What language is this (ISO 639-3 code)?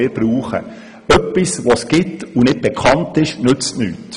gsw